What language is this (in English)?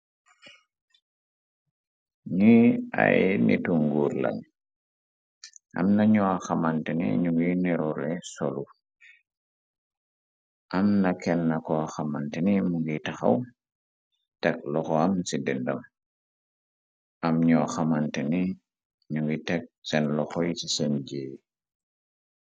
Wolof